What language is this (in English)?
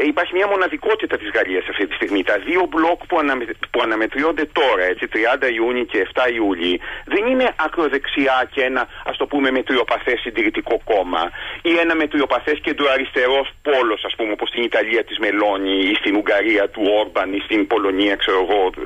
Greek